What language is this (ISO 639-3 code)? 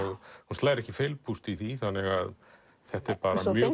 isl